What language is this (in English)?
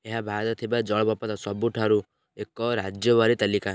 Odia